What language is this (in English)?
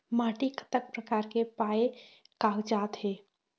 Chhattisgarhi